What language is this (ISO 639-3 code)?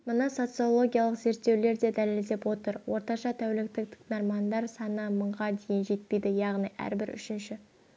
kaz